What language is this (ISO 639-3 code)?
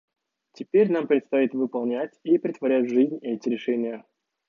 rus